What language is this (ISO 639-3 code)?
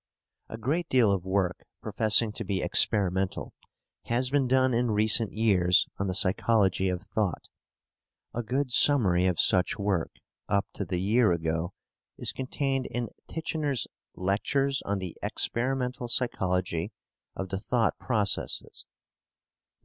eng